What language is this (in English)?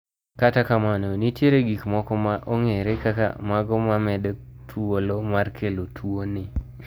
Luo (Kenya and Tanzania)